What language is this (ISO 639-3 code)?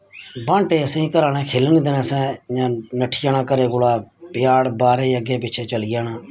doi